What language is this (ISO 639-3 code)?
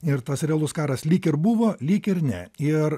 lit